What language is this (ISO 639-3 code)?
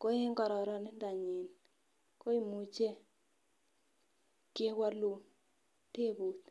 kln